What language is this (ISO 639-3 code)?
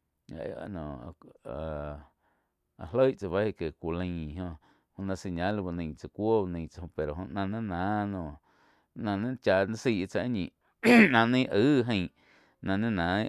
chq